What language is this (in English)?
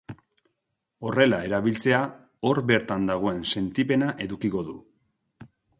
Basque